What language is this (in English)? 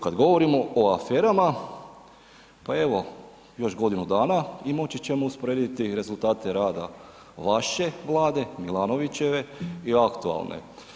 Croatian